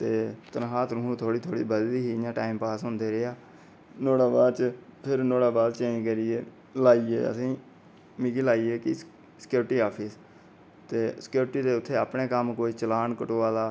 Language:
Dogri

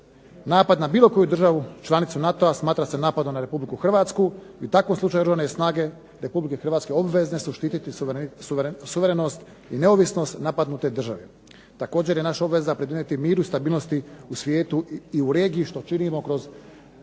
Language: Croatian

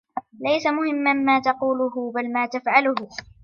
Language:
Arabic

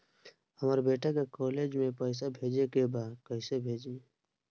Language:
Bhojpuri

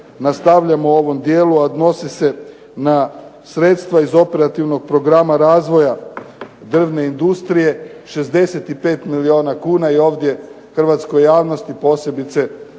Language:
Croatian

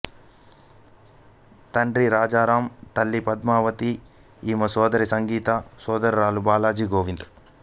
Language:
Telugu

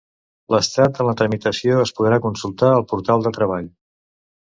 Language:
Catalan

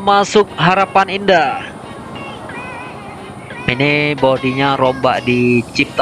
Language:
Indonesian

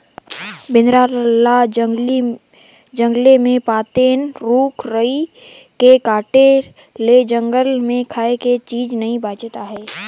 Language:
Chhattisgarhi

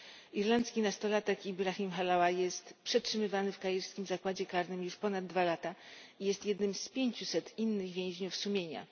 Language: Polish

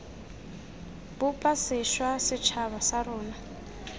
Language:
Tswana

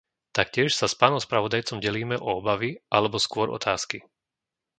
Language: Slovak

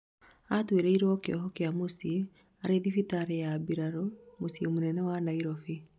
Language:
Kikuyu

